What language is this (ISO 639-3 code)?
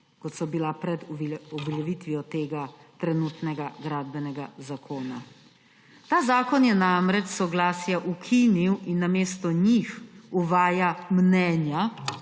slv